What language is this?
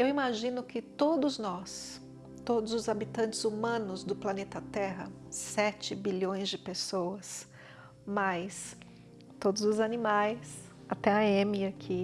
Portuguese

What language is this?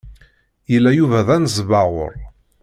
Kabyle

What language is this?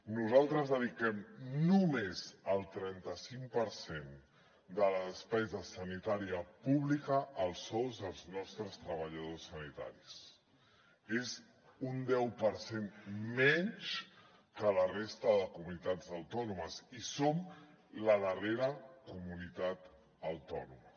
Catalan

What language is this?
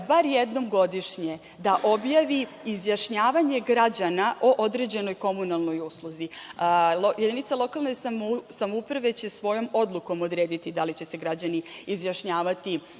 Serbian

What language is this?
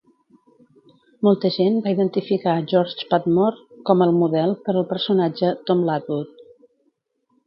Catalan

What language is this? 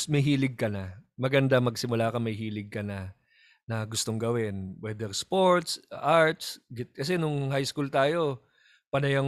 Filipino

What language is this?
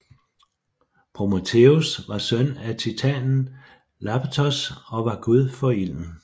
Danish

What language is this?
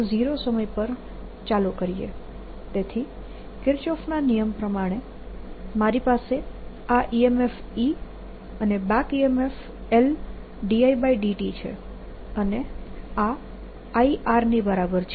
Gujarati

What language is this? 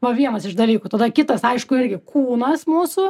Lithuanian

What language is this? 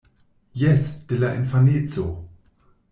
Esperanto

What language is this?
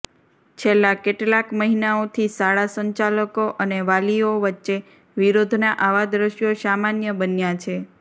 Gujarati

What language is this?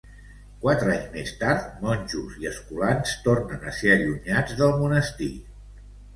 Catalan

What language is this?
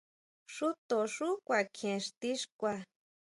Huautla Mazatec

